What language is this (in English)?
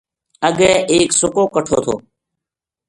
Gujari